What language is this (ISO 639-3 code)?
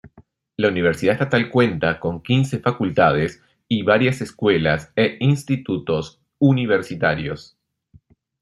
spa